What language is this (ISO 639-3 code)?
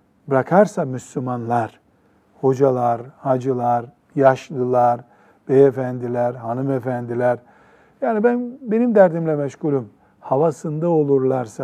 tur